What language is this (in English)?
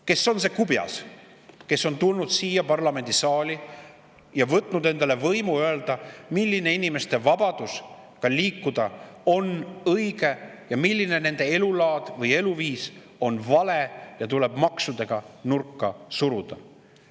Estonian